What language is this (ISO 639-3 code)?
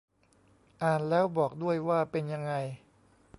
tha